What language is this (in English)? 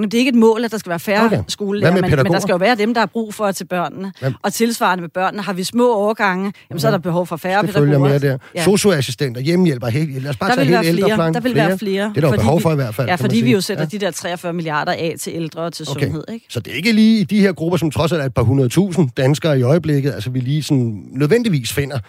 Danish